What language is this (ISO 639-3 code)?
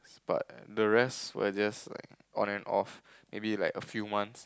eng